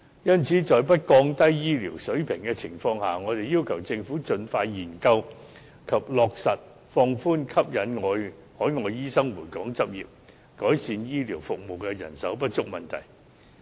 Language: Cantonese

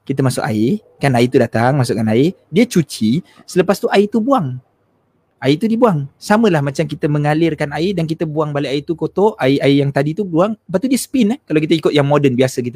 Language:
Malay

